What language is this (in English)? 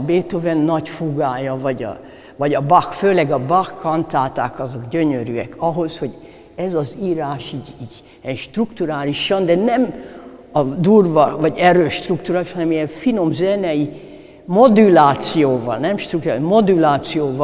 Hungarian